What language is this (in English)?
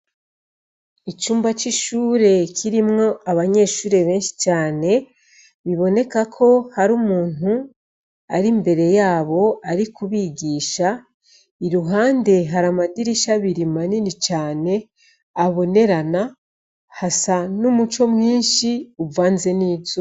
Rundi